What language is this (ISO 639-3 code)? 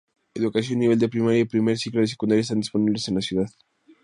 spa